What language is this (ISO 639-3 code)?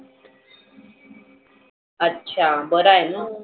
mar